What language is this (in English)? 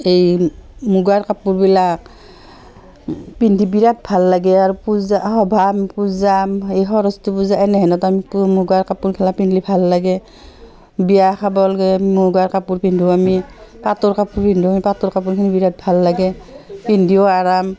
Assamese